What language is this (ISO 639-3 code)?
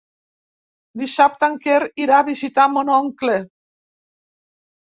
cat